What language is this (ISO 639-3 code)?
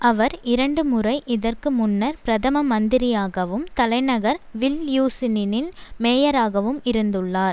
tam